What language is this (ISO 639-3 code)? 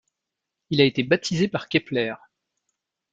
fra